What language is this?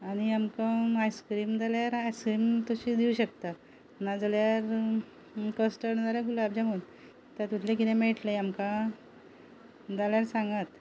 Konkani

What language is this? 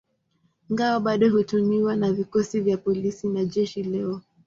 Swahili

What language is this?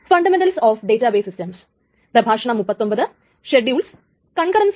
Malayalam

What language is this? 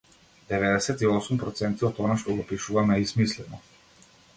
Macedonian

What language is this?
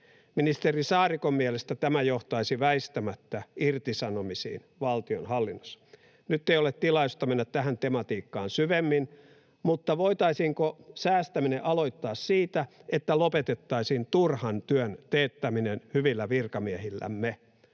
Finnish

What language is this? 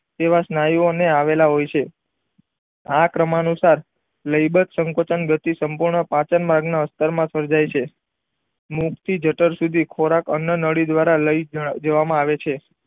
Gujarati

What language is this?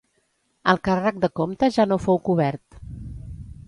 Catalan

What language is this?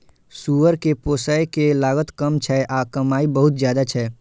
Maithili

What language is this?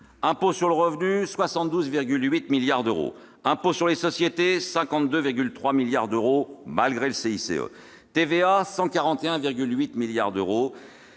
French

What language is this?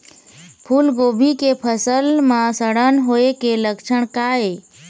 Chhattisgarhi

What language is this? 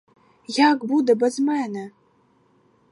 Ukrainian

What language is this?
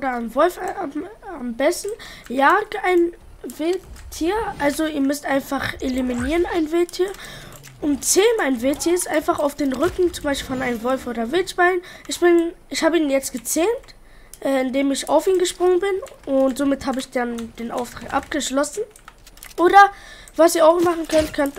German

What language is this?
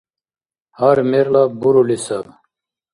Dargwa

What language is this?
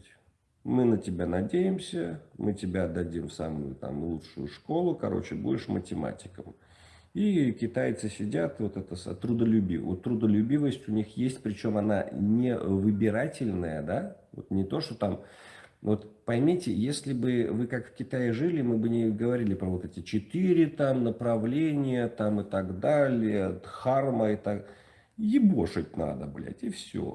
Russian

